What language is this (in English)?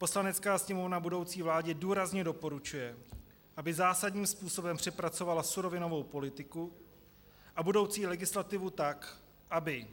Czech